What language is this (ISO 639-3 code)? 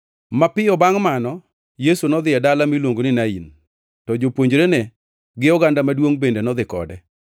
luo